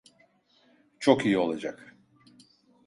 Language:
Turkish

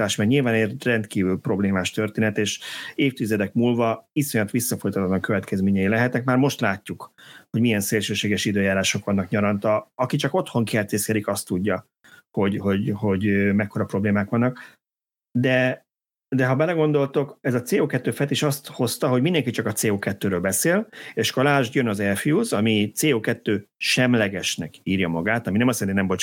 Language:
Hungarian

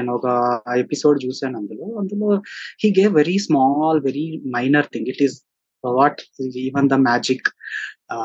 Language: Telugu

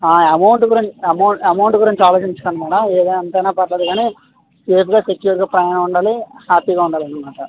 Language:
Telugu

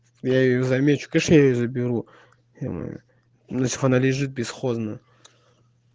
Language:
Russian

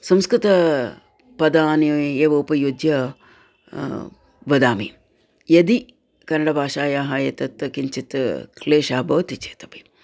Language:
Sanskrit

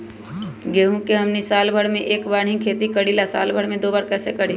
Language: Magahi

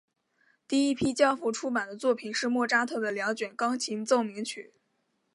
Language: Chinese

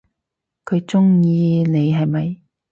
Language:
Cantonese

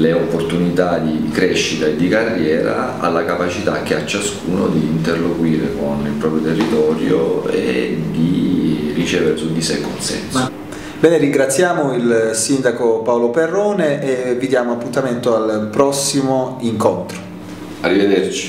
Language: Italian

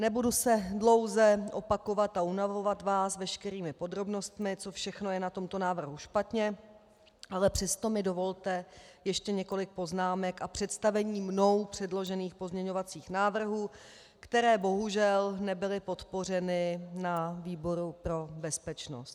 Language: Czech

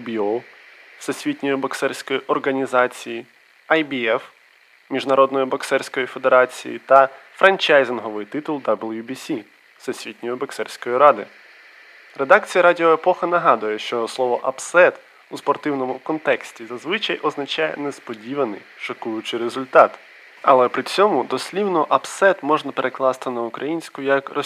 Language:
Ukrainian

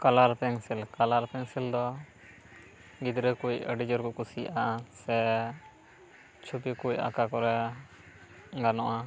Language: Santali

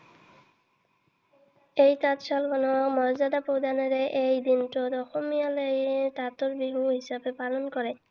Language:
Assamese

